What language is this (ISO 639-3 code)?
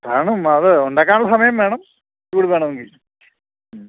mal